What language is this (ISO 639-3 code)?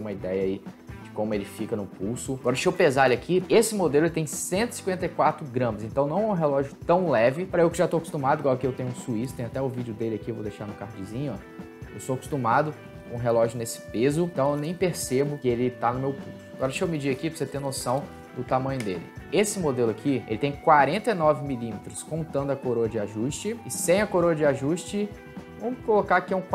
por